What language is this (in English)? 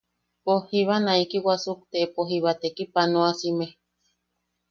Yaqui